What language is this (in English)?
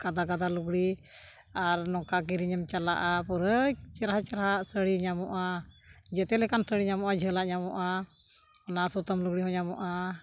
Santali